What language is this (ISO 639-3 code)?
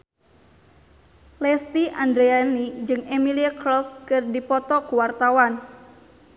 sun